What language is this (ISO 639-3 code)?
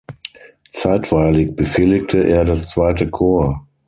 deu